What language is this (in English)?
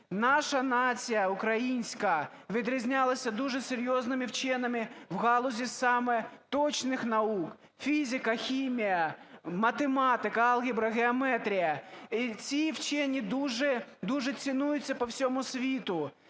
Ukrainian